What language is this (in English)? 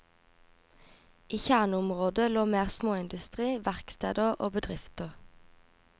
Norwegian